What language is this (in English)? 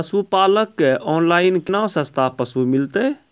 Maithili